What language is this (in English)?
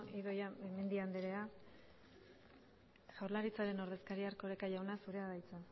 Basque